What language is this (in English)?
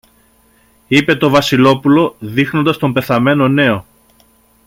Greek